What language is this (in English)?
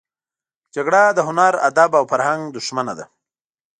Pashto